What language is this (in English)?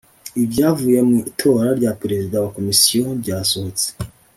Kinyarwanda